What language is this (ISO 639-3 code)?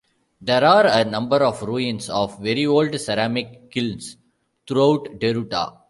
eng